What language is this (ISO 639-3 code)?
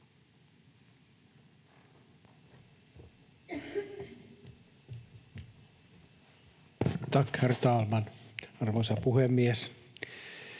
fin